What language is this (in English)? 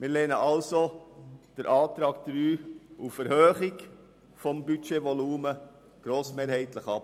Swiss German